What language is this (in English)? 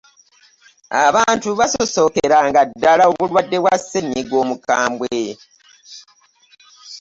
Ganda